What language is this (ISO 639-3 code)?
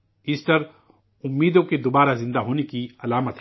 urd